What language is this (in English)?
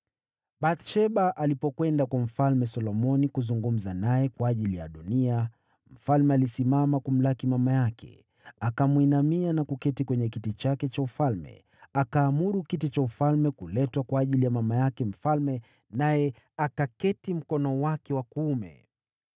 Swahili